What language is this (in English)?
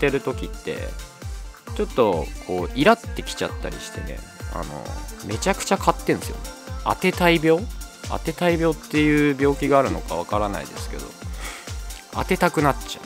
Japanese